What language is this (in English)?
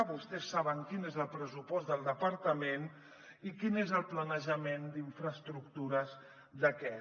Catalan